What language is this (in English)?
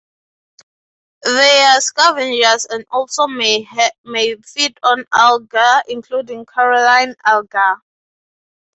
English